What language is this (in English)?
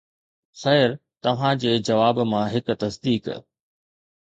Sindhi